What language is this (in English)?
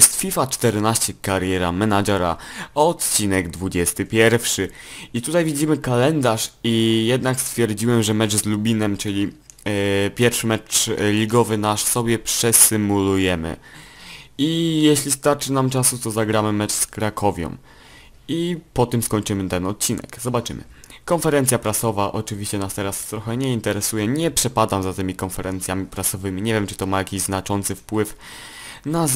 Polish